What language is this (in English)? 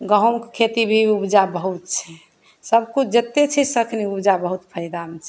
Maithili